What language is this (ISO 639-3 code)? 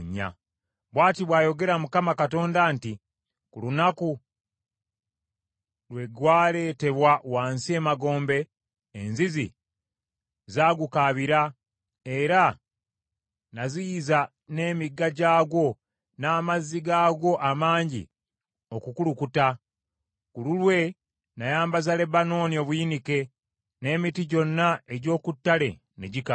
lug